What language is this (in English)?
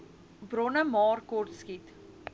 Afrikaans